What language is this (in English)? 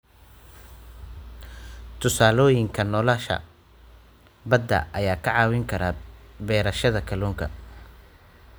Somali